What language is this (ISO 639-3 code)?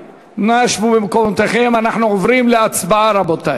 heb